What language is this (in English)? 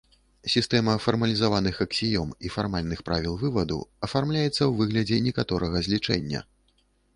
Belarusian